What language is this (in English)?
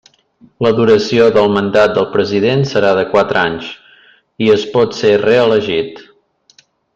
Catalan